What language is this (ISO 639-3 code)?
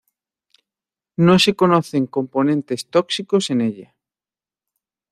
spa